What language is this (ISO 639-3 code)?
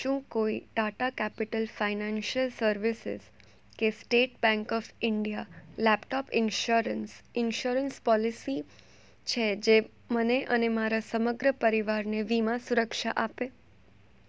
guj